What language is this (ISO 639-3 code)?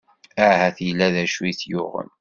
kab